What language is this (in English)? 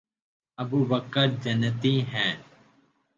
Urdu